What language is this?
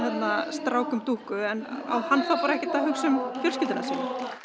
Icelandic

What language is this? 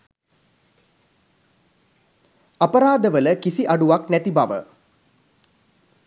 Sinhala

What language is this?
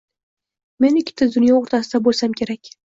Uzbek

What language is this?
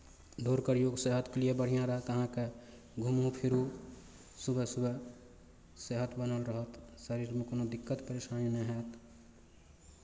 Maithili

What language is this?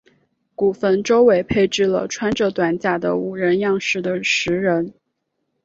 Chinese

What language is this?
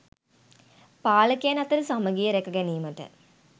Sinhala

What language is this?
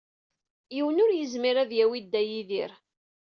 Kabyle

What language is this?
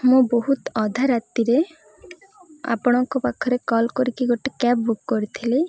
Odia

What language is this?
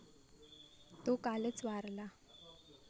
Marathi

